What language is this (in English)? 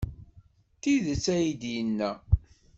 Kabyle